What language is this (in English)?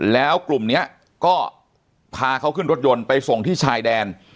Thai